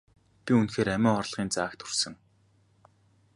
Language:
Mongolian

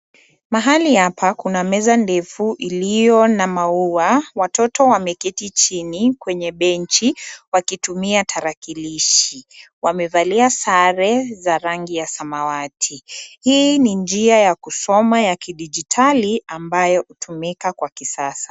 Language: Swahili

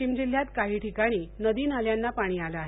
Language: Marathi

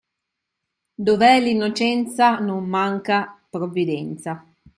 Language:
Italian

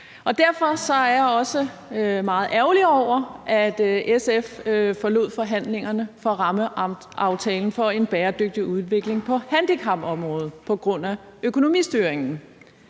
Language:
Danish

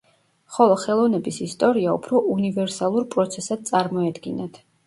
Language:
Georgian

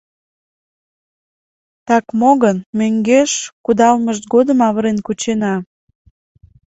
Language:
Mari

